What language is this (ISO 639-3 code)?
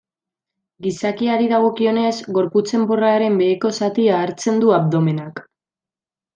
eus